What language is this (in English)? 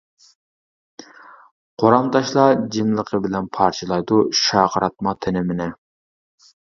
Uyghur